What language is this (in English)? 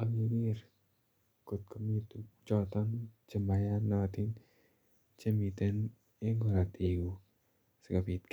Kalenjin